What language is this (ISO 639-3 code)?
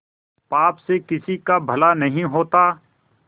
hin